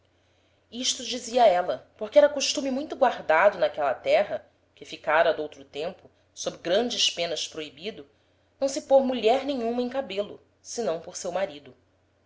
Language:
Portuguese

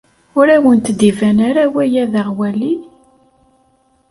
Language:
Kabyle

